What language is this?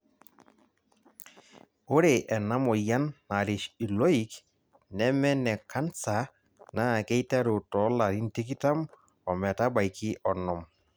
Masai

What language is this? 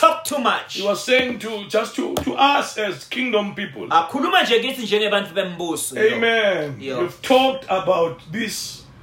English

